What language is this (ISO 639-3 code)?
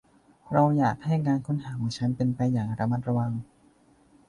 tha